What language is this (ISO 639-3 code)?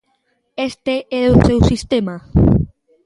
glg